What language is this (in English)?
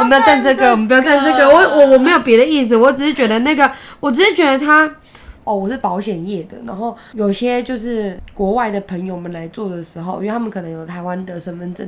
Chinese